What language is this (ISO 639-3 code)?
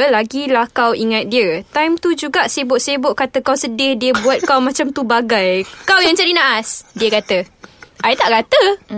msa